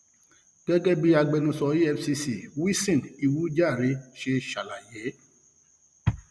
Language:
Yoruba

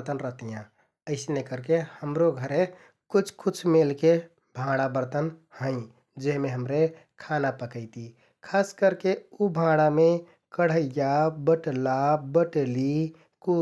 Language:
Kathoriya Tharu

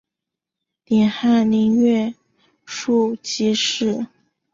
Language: Chinese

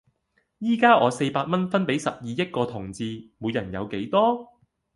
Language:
Cantonese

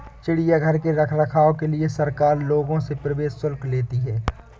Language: Hindi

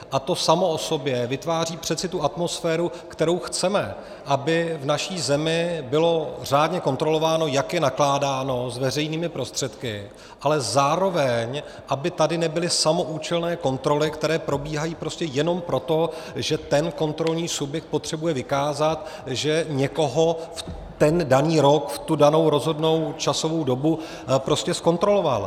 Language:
Czech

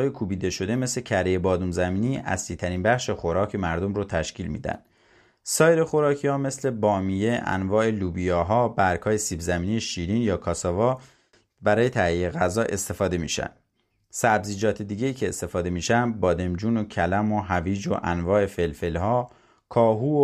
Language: Persian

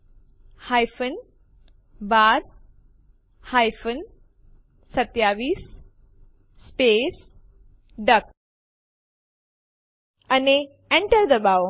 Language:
Gujarati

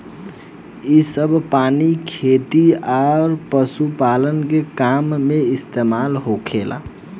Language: Bhojpuri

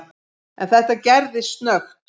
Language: Icelandic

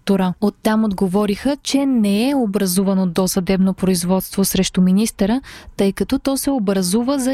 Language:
Bulgarian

